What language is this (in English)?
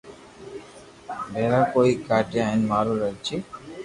Loarki